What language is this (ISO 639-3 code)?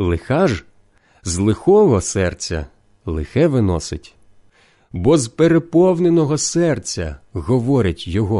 ukr